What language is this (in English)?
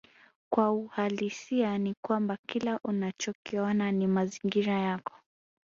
Swahili